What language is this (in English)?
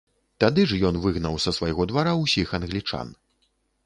Belarusian